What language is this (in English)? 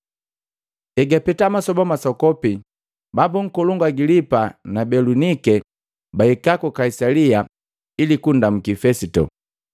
Matengo